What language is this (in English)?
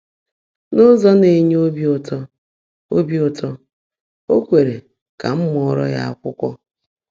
Igbo